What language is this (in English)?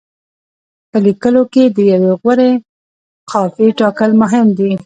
Pashto